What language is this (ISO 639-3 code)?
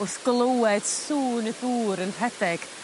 cym